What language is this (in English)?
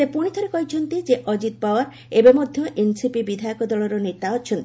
Odia